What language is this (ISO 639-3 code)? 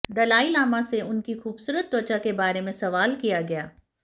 hin